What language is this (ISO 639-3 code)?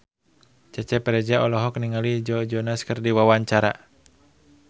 sun